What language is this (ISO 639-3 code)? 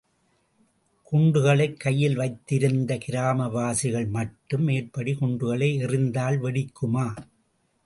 tam